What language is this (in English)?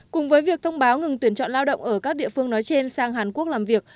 Vietnamese